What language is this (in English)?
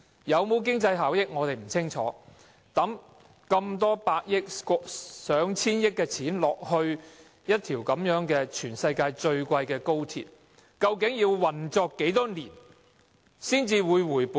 Cantonese